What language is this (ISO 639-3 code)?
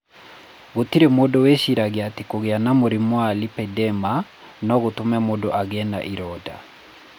kik